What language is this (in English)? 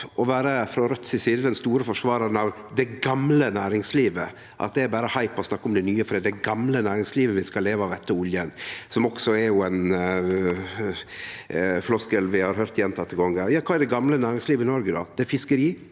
Norwegian